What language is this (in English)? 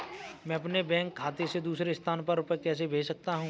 Hindi